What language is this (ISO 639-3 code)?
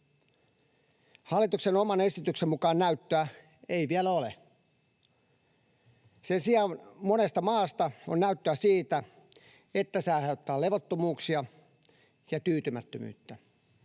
fin